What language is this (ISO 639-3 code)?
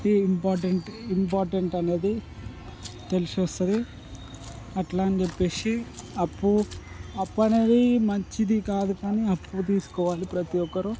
tel